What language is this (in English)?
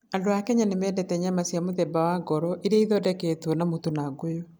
Kikuyu